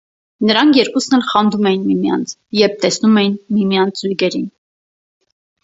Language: Armenian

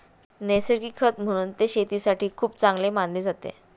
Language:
Marathi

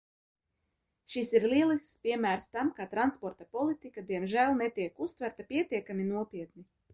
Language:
Latvian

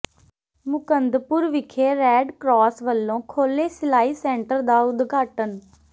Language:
Punjabi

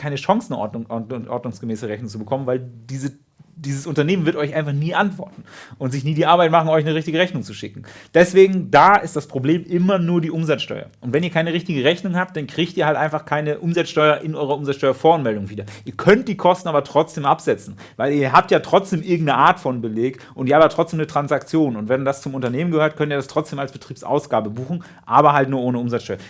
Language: German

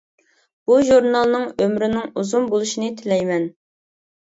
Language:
Uyghur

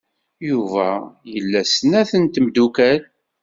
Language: Kabyle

